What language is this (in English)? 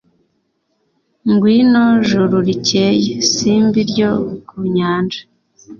Kinyarwanda